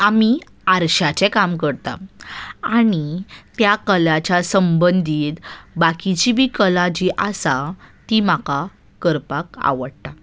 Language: Konkani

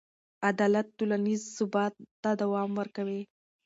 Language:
Pashto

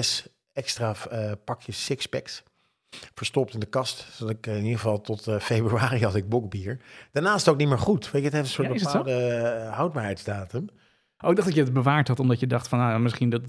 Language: Dutch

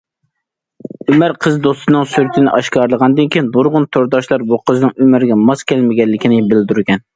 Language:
Uyghur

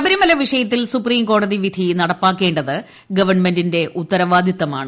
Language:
Malayalam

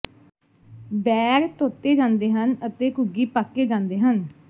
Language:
Punjabi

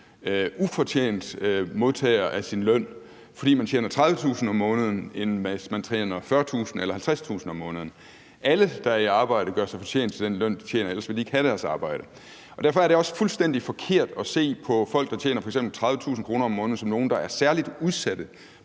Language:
Danish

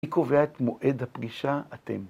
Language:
Hebrew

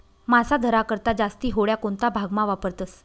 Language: Marathi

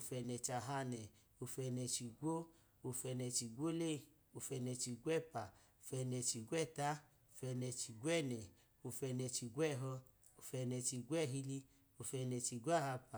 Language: Idoma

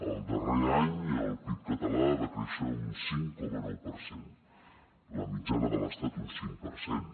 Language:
Catalan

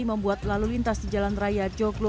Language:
Indonesian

